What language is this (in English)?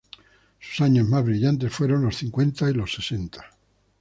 Spanish